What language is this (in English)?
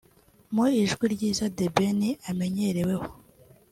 Kinyarwanda